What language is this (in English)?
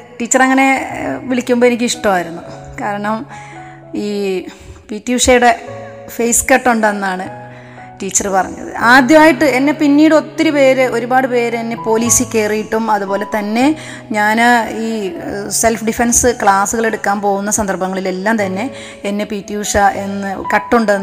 Malayalam